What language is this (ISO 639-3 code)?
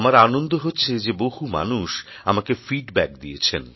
ben